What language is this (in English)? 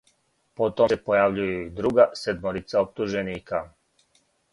Serbian